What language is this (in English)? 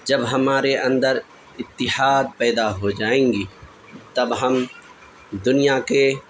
Urdu